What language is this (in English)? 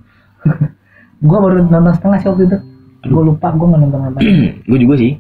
Indonesian